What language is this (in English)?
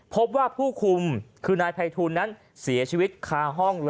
Thai